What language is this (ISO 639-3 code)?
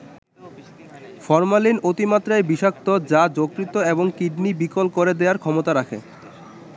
ben